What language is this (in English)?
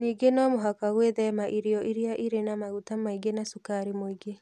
Kikuyu